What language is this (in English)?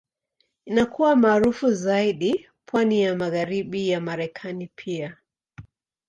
Swahili